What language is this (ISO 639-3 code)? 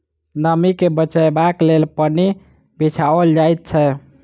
mai